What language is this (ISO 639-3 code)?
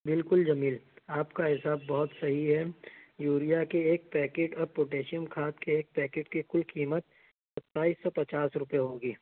urd